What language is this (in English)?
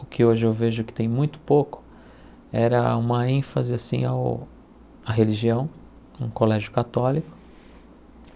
Portuguese